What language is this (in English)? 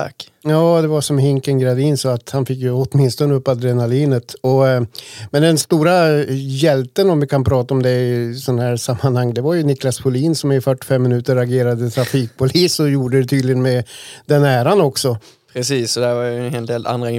Swedish